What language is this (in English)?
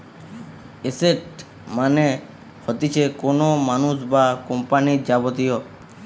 Bangla